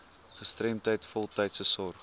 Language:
Afrikaans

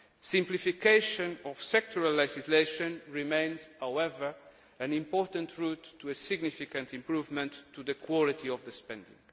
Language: English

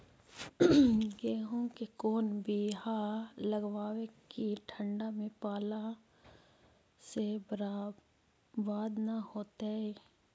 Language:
Magahi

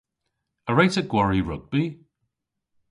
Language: Cornish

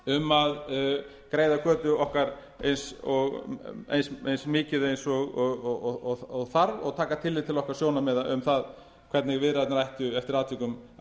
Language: Icelandic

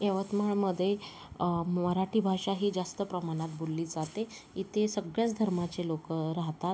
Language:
Marathi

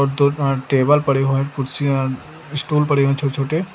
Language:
Hindi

